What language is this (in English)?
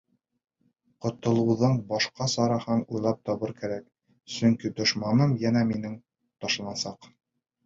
Bashkir